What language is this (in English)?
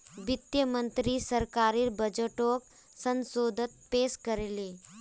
Magahi